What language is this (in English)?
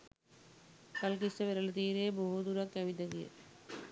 Sinhala